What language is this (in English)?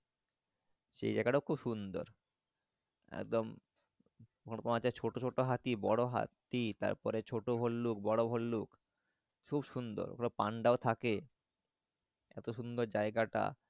Bangla